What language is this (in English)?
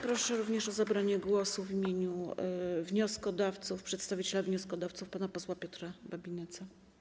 Polish